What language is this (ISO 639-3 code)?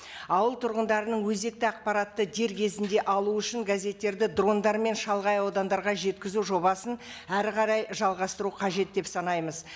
kaz